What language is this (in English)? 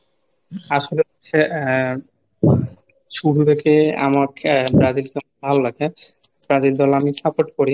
Bangla